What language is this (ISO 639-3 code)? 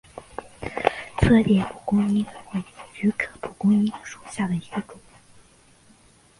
zho